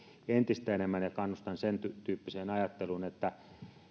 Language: Finnish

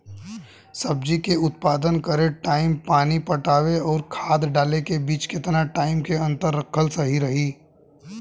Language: Bhojpuri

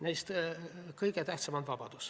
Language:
Estonian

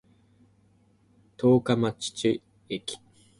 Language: Japanese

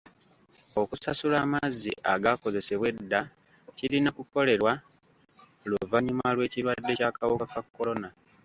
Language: Ganda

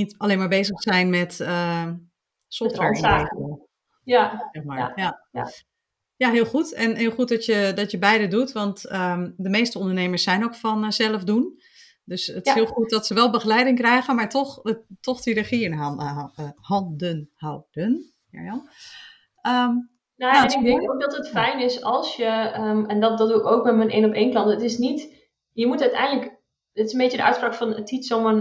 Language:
Dutch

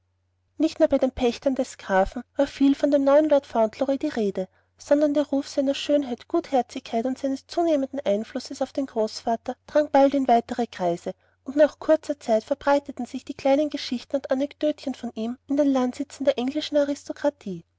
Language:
German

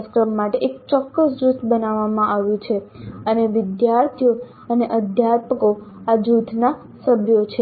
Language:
Gujarati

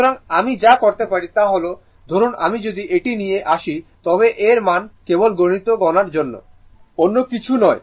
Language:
Bangla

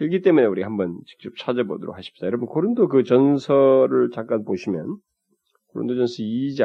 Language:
Korean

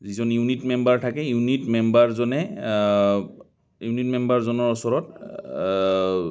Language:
Assamese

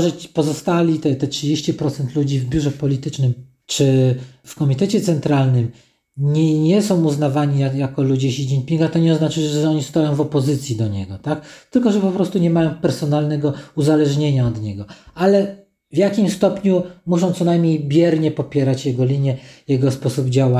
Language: Polish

